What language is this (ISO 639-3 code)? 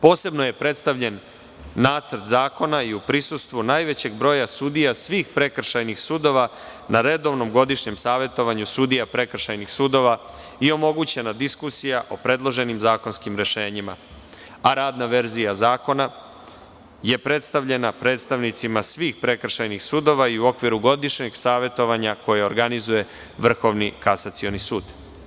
srp